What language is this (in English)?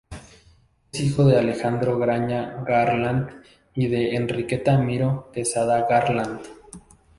Spanish